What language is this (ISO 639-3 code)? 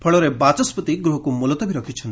ori